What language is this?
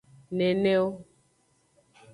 Aja (Benin)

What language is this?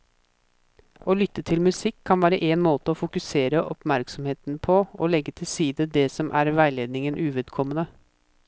Norwegian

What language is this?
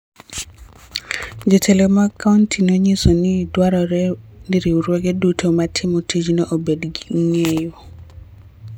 Luo (Kenya and Tanzania)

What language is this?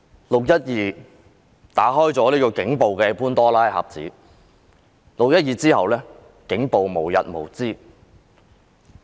Cantonese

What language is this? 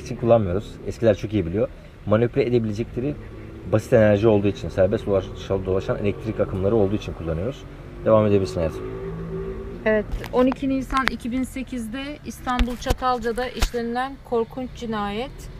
Turkish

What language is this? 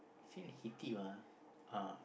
English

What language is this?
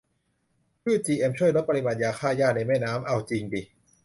Thai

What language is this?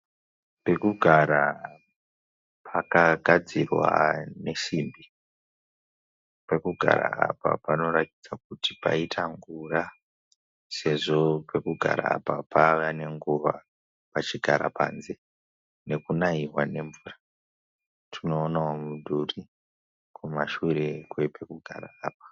Shona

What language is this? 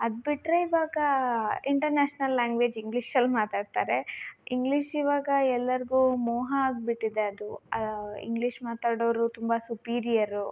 Kannada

